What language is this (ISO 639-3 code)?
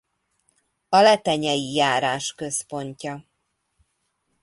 hun